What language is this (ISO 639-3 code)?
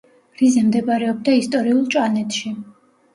kat